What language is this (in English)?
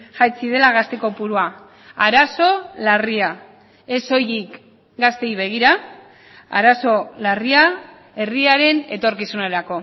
Basque